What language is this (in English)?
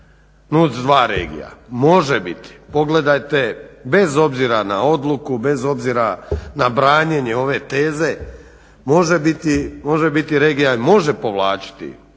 Croatian